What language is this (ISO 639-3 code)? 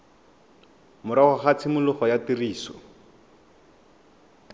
tsn